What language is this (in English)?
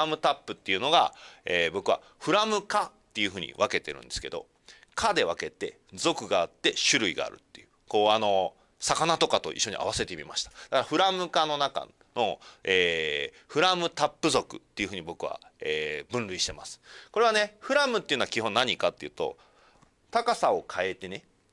Japanese